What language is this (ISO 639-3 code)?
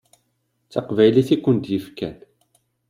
kab